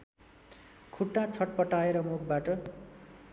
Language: Nepali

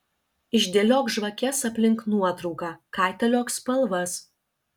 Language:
Lithuanian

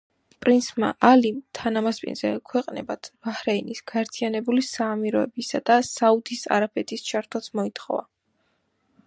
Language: Georgian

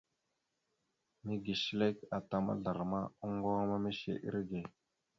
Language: Mada (Cameroon)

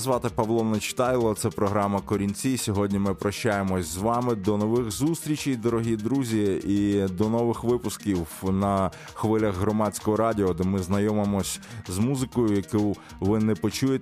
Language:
Ukrainian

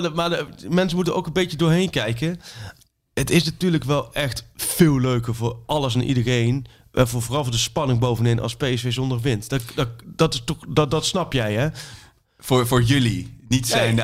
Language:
Dutch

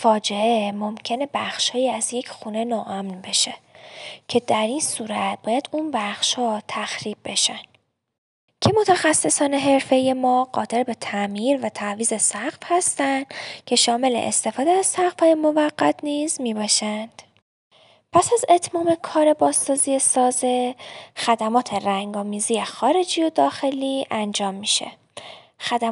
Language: Persian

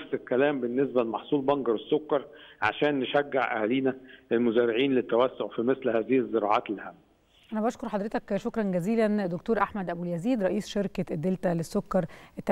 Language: Arabic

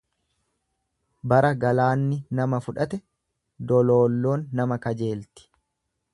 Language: Oromo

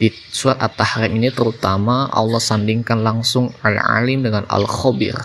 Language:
Indonesian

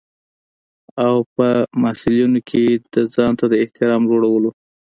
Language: Pashto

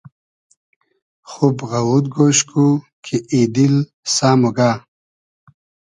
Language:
Hazaragi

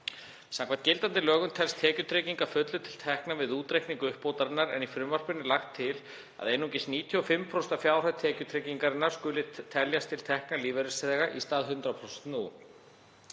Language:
Icelandic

